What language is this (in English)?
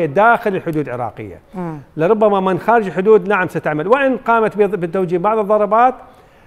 Arabic